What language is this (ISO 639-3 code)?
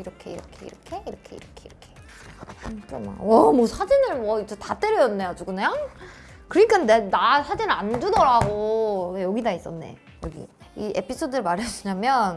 kor